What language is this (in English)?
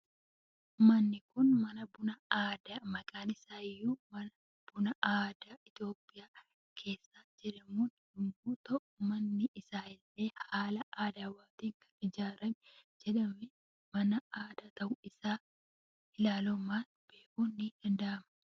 Oromo